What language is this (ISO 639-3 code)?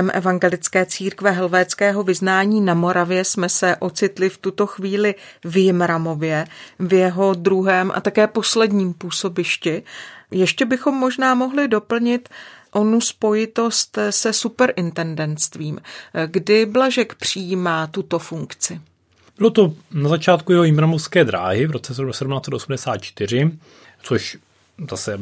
ces